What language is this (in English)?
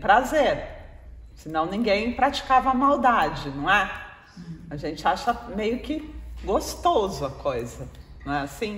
Portuguese